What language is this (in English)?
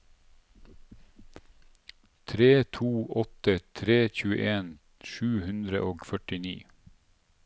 Norwegian